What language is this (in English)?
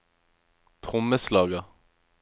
Norwegian